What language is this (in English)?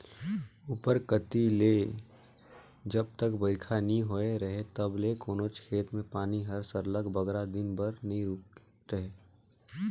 Chhattisgarhi